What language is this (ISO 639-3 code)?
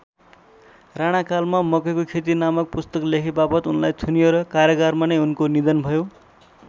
nep